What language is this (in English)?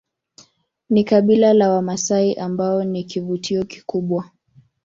Swahili